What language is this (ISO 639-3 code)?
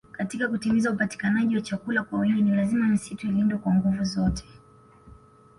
swa